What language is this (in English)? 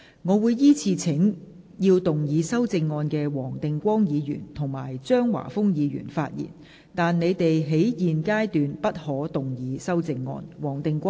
Cantonese